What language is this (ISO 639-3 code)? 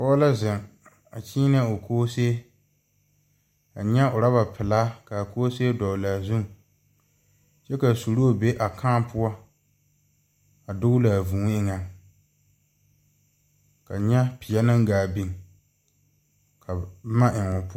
dga